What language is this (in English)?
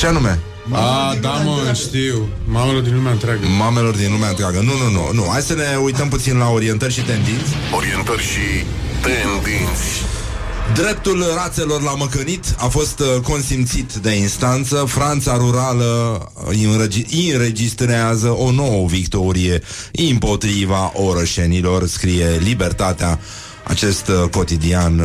Romanian